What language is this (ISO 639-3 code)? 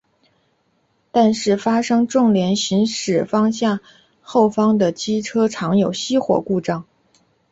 zho